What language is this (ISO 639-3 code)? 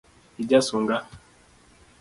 luo